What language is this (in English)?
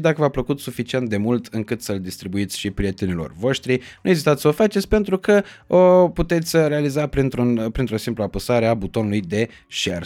Romanian